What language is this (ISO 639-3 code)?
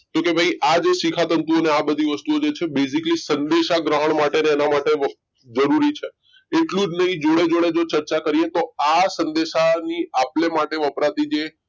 guj